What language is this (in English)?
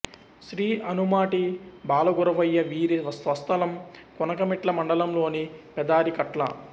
Telugu